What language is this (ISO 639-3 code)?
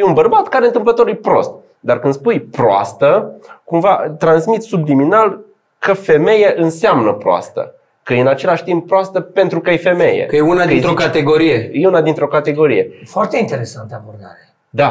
ron